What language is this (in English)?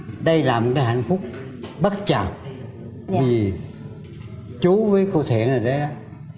Vietnamese